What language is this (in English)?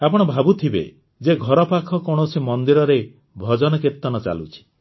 Odia